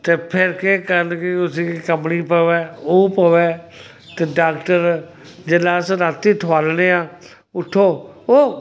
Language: Dogri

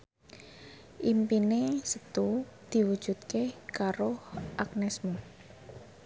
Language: Javanese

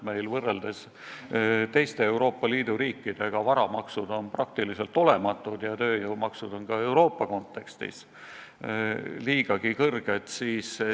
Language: Estonian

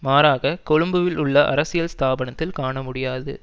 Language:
Tamil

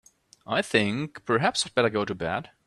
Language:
English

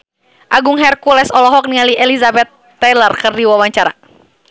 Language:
Sundanese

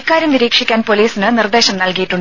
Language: Malayalam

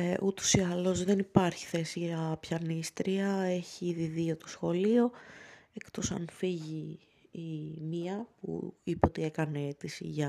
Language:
Greek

